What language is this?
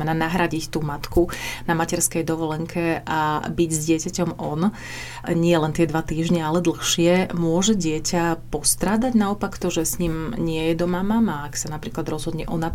Slovak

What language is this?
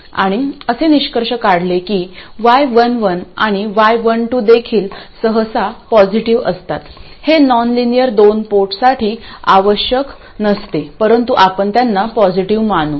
Marathi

